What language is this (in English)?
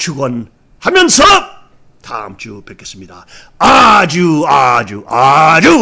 Korean